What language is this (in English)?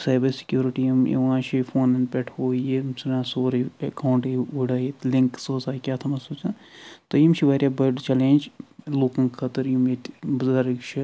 Kashmiri